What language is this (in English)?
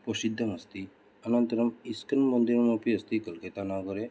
Sanskrit